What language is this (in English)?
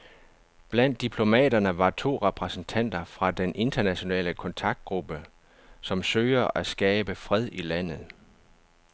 Danish